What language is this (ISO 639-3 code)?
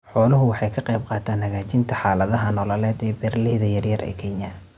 som